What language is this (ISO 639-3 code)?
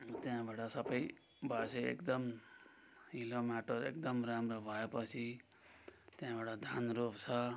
nep